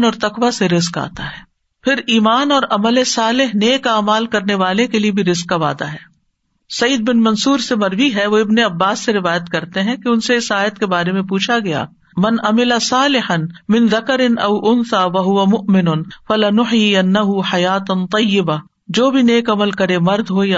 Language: Urdu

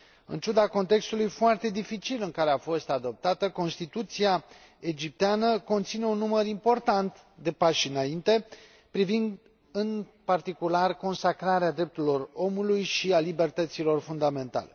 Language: Romanian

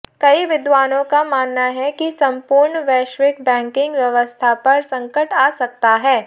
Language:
Hindi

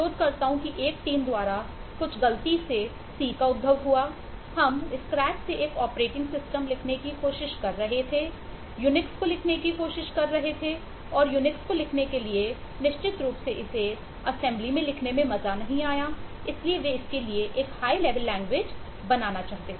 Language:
Hindi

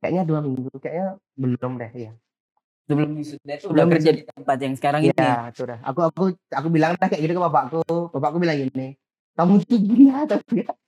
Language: Indonesian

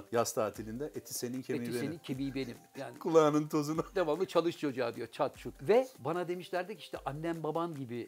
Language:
Turkish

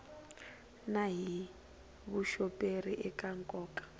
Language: Tsonga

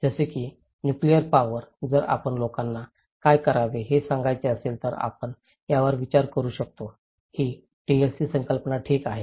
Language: Marathi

